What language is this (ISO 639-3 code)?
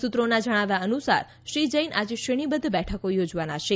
guj